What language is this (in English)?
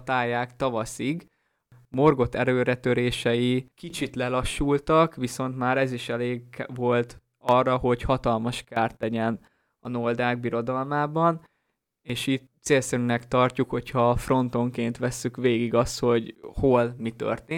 Hungarian